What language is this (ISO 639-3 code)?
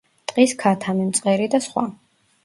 kat